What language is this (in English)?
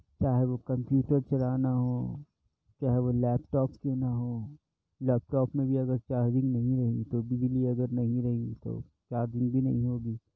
Urdu